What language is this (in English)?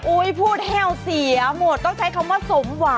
Thai